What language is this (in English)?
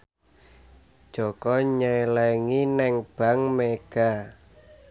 Javanese